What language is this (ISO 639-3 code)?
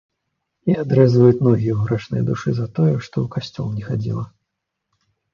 bel